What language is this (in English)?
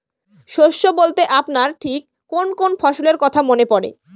Bangla